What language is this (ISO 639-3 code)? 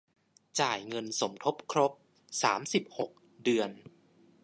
tha